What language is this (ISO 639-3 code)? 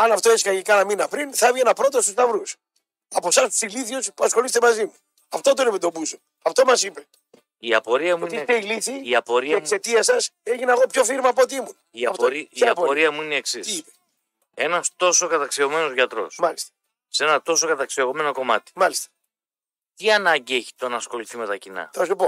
ell